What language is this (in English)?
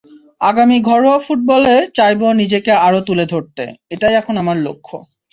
Bangla